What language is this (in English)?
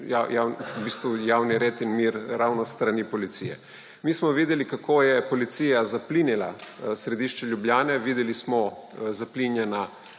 Slovenian